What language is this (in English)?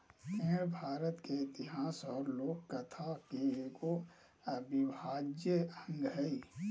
Magahi